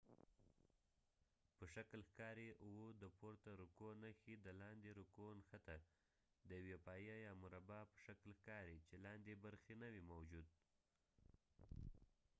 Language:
Pashto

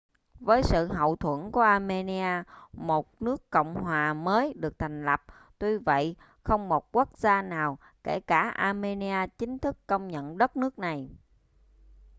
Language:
Vietnamese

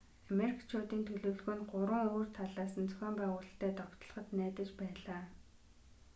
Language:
Mongolian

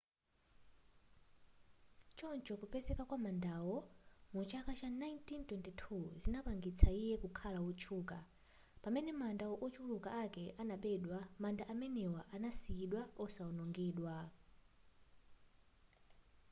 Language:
Nyanja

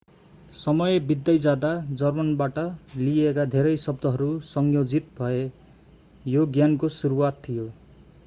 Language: Nepali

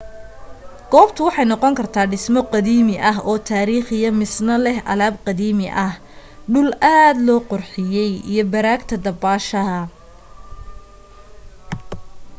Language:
Somali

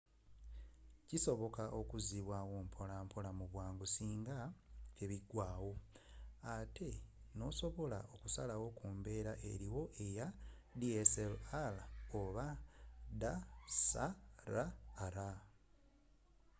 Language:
Ganda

